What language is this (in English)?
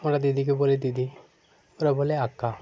Bangla